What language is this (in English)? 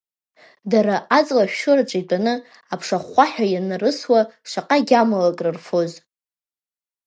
Abkhazian